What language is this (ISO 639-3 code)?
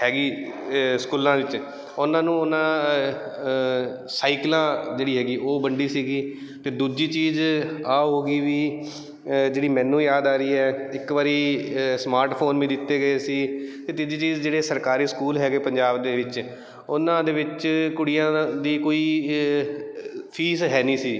pan